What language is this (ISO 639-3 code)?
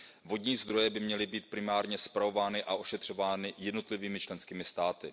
ces